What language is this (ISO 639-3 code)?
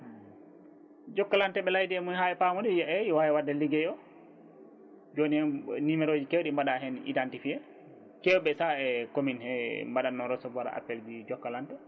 ful